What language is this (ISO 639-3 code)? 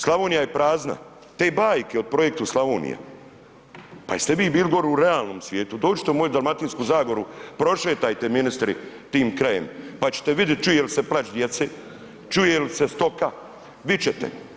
hrv